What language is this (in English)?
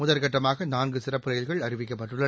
Tamil